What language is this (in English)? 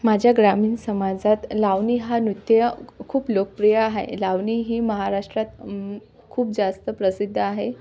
Marathi